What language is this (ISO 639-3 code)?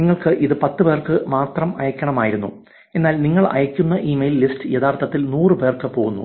mal